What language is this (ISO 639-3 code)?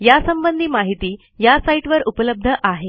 mar